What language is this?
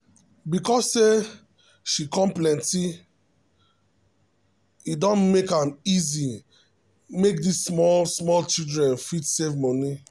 Nigerian Pidgin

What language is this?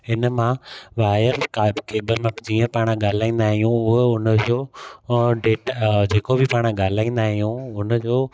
Sindhi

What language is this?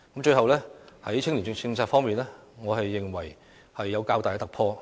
Cantonese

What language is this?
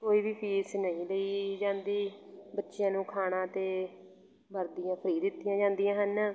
Punjabi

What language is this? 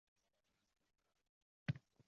Uzbek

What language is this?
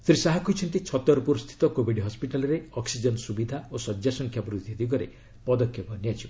Odia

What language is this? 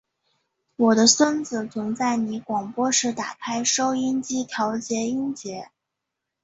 Chinese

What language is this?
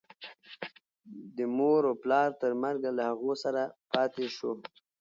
Pashto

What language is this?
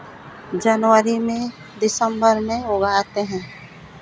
Hindi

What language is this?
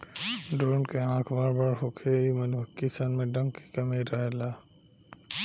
Bhojpuri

